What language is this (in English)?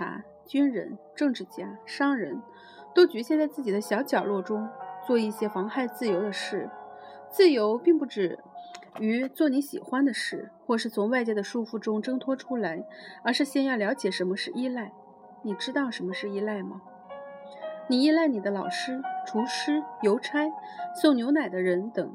Chinese